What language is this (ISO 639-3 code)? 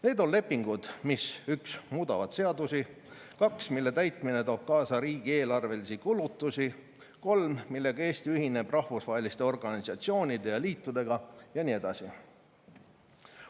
est